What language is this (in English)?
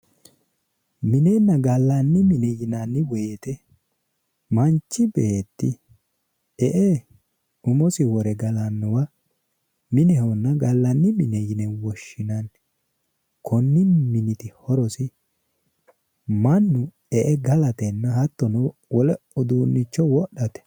Sidamo